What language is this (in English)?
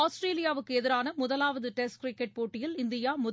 Tamil